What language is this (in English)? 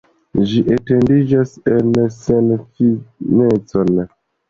Esperanto